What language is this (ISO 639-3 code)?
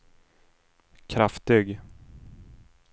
swe